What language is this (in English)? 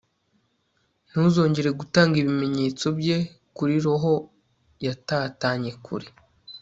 Kinyarwanda